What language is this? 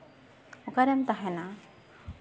Santali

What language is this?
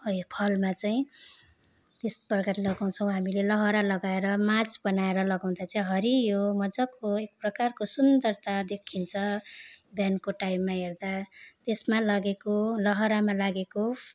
Nepali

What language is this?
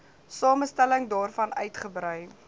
Afrikaans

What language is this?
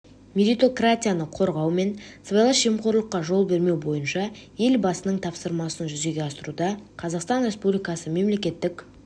Kazakh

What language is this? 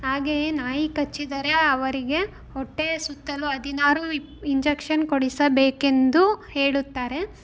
Kannada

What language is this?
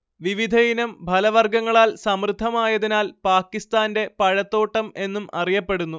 Malayalam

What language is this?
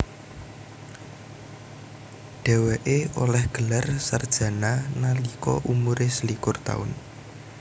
Javanese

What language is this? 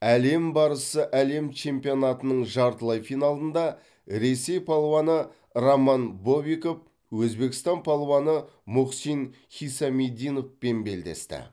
Kazakh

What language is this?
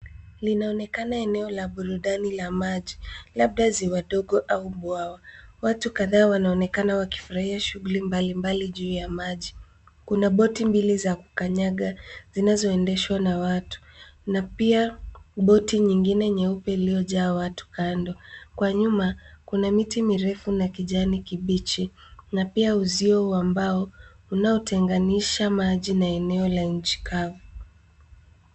Swahili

